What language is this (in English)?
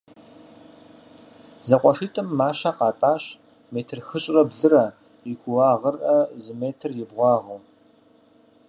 Kabardian